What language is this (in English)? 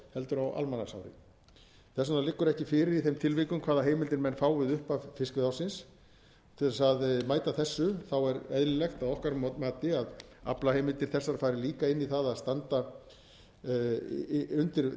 Icelandic